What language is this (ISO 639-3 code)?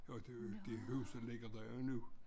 dan